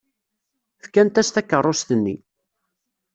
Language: Kabyle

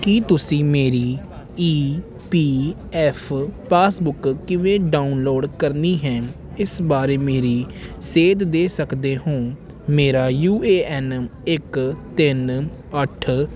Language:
Punjabi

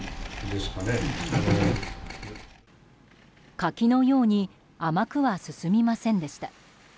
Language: Japanese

